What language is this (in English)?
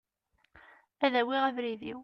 Kabyle